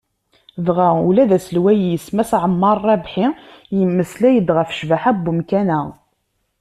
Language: Kabyle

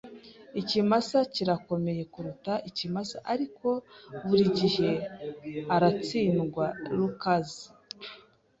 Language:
Kinyarwanda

